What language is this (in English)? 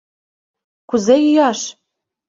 Mari